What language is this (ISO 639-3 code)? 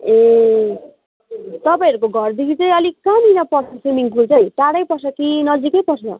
nep